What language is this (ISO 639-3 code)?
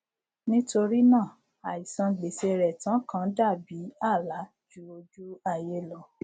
yor